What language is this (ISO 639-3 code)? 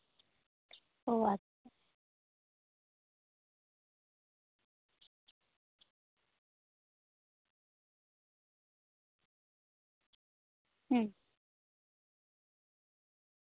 sat